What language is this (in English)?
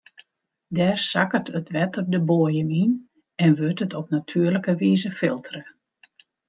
Western Frisian